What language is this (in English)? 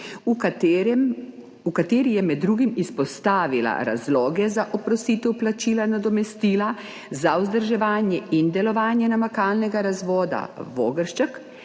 Slovenian